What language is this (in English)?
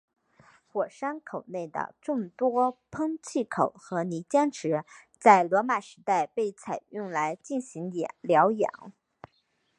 Chinese